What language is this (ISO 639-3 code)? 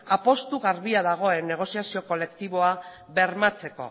eus